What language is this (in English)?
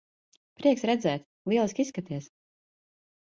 Latvian